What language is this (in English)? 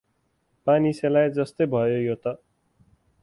Nepali